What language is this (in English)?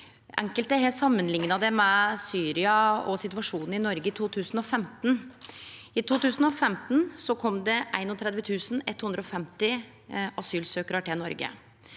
Norwegian